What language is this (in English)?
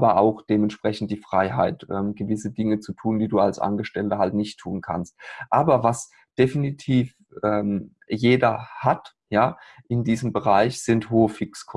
German